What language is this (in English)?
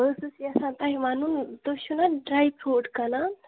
Kashmiri